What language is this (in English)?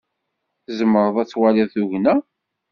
Kabyle